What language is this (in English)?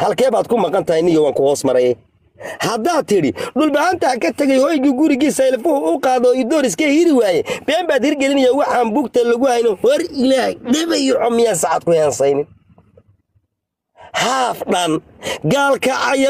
Arabic